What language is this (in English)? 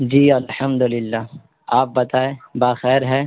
Urdu